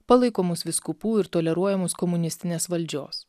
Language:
Lithuanian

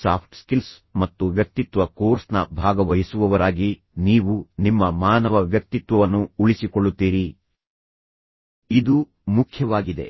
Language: Kannada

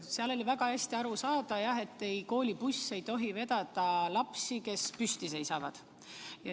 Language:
Estonian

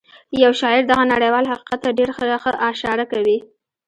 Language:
Pashto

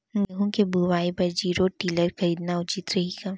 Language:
Chhattisgarhi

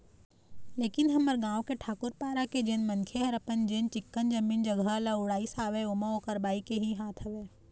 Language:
Chhattisgarhi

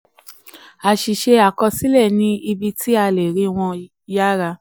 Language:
Yoruba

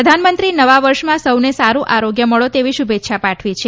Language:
Gujarati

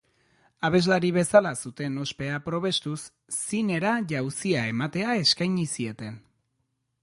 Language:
Basque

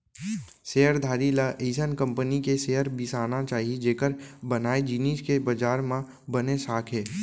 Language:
Chhattisgarhi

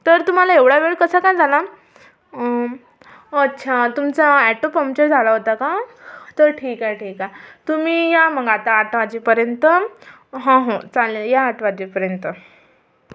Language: Marathi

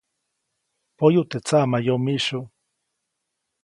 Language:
Copainalá Zoque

